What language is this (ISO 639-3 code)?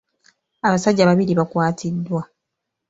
lug